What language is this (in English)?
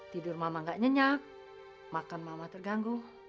Indonesian